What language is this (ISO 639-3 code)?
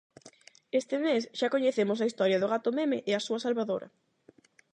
glg